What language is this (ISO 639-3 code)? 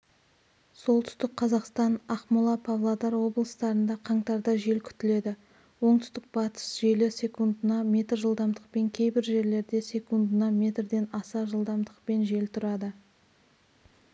kaz